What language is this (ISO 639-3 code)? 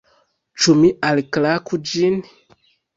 epo